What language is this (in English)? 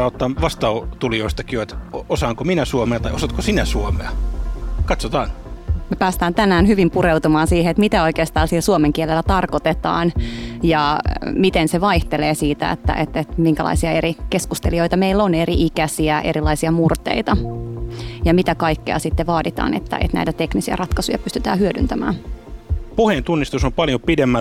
Finnish